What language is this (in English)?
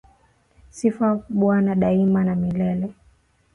Swahili